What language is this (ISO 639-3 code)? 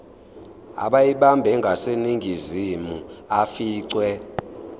zul